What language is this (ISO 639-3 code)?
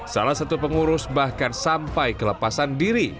ind